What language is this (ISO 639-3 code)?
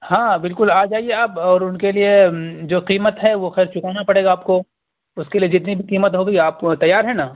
urd